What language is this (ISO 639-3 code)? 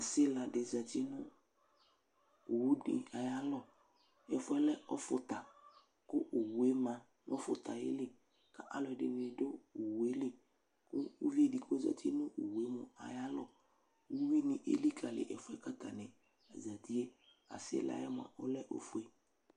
kpo